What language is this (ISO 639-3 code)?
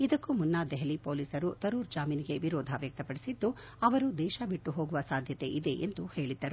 kan